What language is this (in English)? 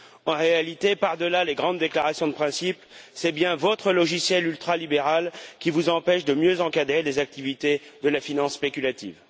French